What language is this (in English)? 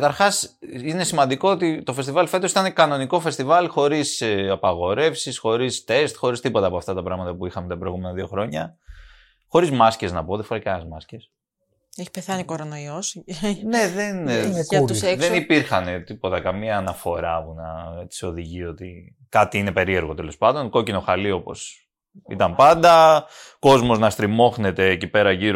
Greek